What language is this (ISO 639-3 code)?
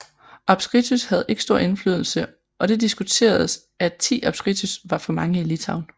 dan